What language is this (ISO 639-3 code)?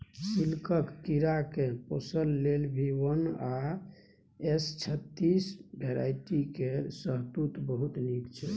mai